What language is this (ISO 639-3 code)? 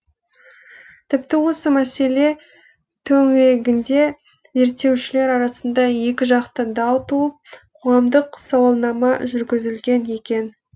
kaz